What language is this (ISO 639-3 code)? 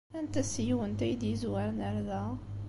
kab